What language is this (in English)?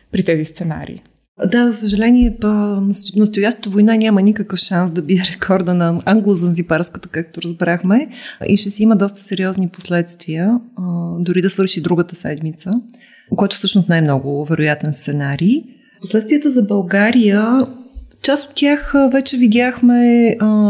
Bulgarian